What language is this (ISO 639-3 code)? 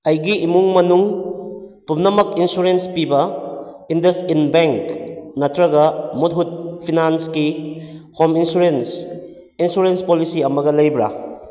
mni